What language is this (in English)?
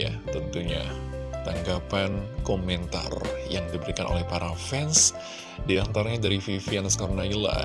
Indonesian